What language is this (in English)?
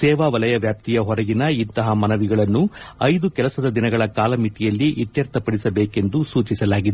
Kannada